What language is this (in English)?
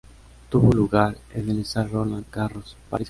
Spanish